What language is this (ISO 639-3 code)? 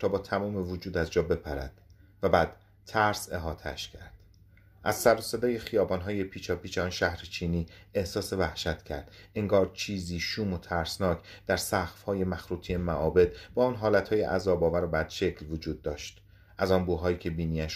fas